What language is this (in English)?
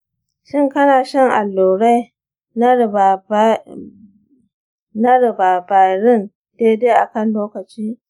Hausa